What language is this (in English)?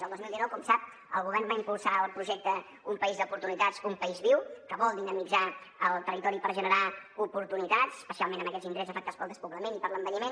Catalan